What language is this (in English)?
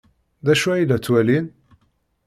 Kabyle